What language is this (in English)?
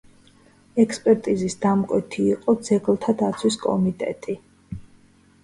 Georgian